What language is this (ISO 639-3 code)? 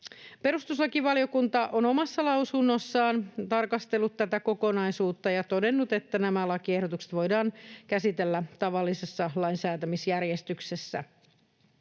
fin